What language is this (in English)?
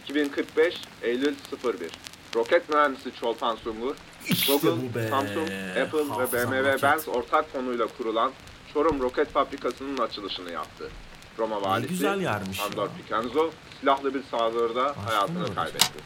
Turkish